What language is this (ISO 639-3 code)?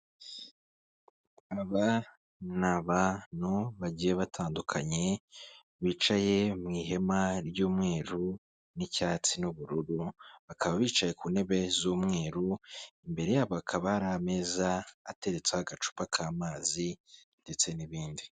kin